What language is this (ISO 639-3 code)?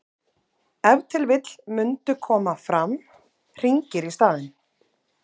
isl